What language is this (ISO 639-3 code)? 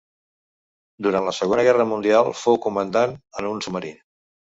cat